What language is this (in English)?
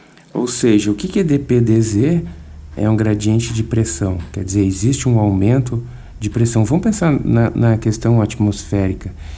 Portuguese